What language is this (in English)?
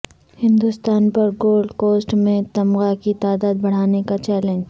Urdu